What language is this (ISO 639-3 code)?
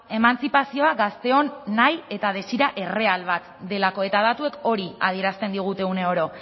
eus